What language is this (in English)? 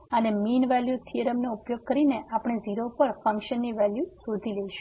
Gujarati